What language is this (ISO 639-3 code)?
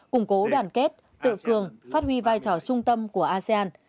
vie